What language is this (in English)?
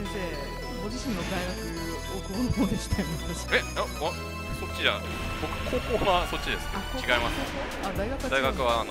Japanese